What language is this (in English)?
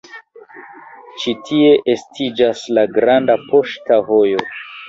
Esperanto